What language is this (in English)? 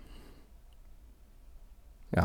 Norwegian